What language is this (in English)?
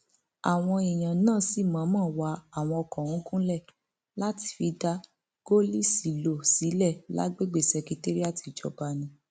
Yoruba